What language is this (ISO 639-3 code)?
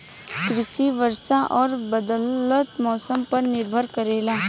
bho